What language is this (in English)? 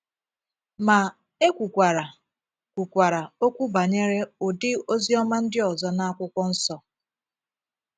Igbo